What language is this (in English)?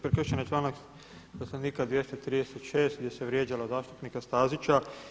Croatian